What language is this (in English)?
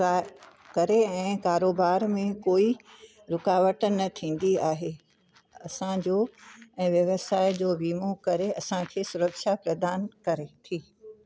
Sindhi